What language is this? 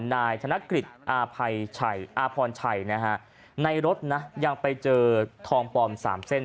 Thai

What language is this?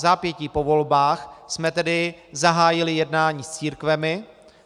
Czech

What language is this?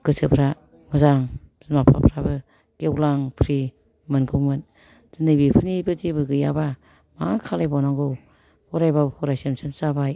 Bodo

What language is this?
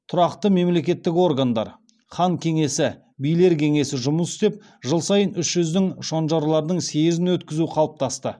Kazakh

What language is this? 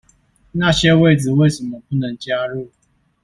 Chinese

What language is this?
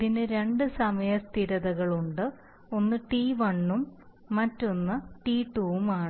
Malayalam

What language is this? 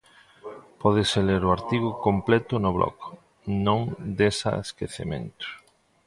Galician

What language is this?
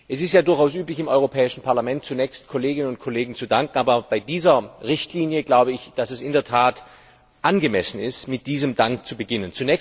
German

